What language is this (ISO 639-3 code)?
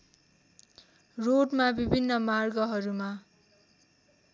nep